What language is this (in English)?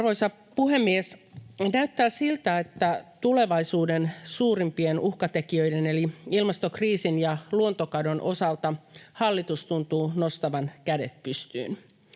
Finnish